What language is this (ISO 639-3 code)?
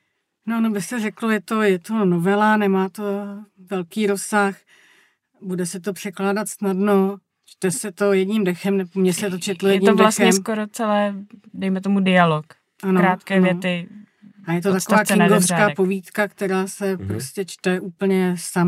ces